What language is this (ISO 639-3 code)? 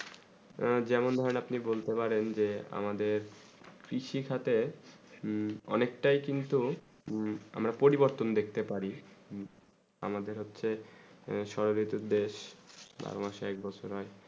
ben